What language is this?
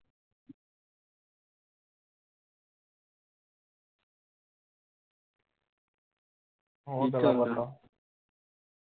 Punjabi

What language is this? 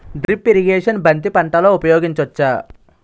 Telugu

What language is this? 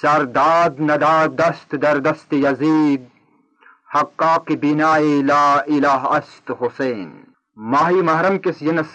Urdu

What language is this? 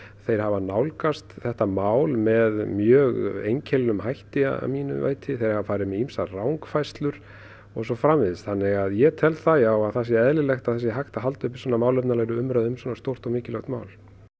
Icelandic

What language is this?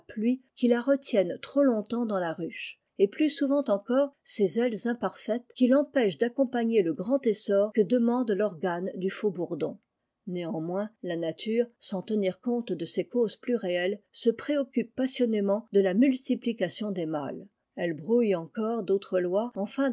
French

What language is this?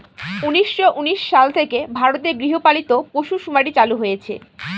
Bangla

